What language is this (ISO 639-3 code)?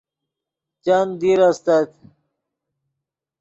ydg